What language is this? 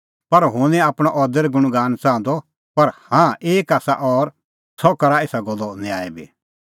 Kullu Pahari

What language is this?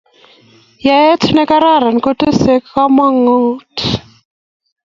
Kalenjin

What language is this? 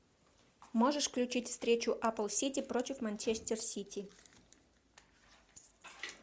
Russian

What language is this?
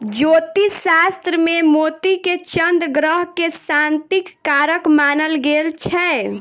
Maithili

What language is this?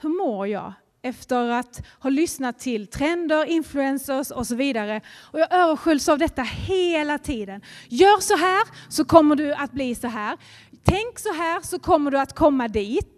Swedish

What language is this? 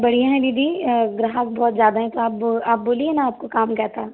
Hindi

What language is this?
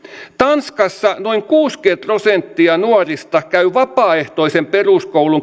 Finnish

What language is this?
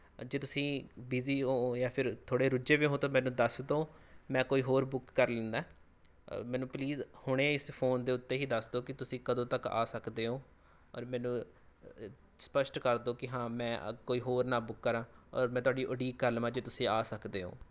Punjabi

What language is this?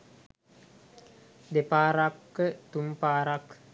Sinhala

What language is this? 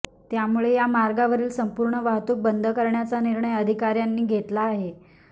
Marathi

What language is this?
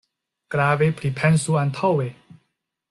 Esperanto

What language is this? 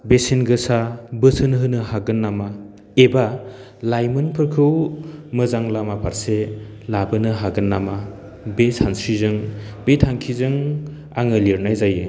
Bodo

